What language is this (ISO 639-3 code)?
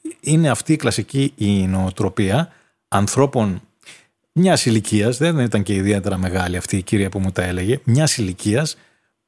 ell